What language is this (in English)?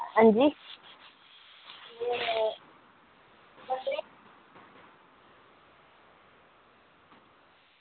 Dogri